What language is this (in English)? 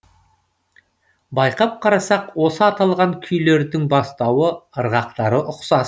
Kazakh